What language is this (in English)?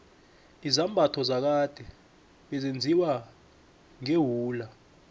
South Ndebele